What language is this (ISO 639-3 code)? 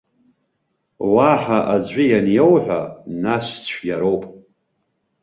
abk